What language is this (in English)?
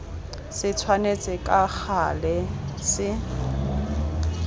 Tswana